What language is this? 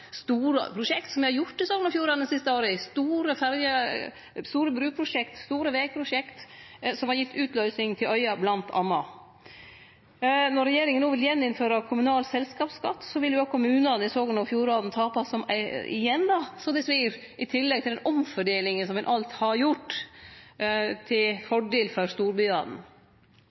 Norwegian Nynorsk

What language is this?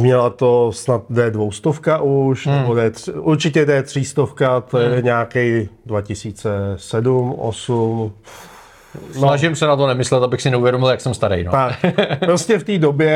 Czech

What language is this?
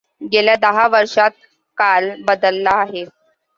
Marathi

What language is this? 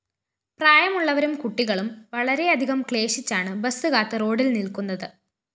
Malayalam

